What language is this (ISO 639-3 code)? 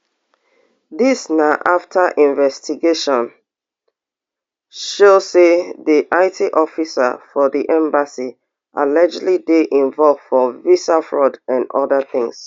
pcm